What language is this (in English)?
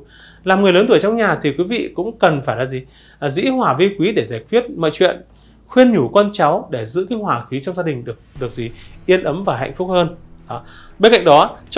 Vietnamese